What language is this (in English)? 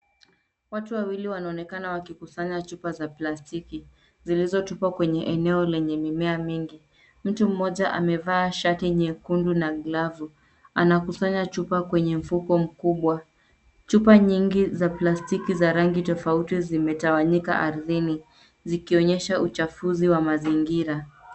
Swahili